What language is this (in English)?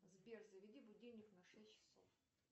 Russian